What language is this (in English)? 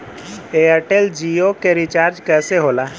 Bhojpuri